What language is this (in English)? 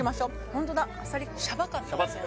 Japanese